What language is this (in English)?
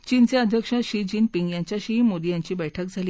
Marathi